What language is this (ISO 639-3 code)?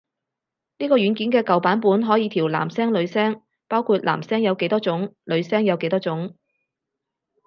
yue